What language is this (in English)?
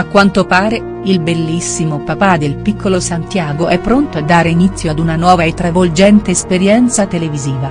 Italian